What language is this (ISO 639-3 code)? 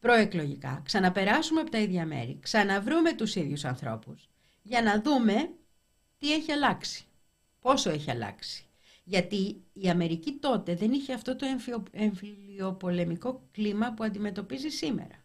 ell